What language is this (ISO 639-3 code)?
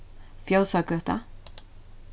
fao